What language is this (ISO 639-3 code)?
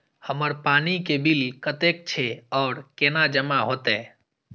mai